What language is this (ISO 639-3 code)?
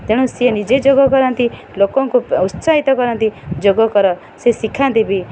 ori